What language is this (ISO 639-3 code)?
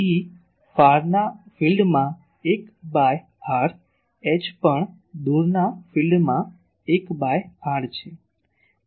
guj